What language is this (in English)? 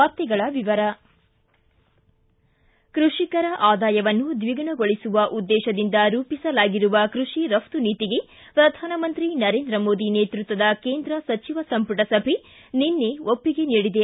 Kannada